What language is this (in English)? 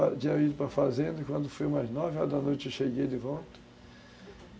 Portuguese